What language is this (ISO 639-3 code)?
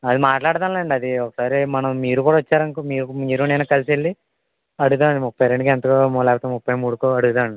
tel